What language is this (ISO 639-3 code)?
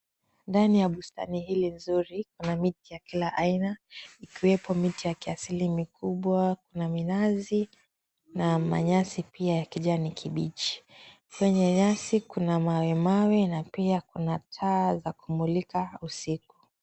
swa